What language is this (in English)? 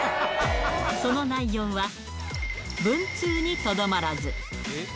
Japanese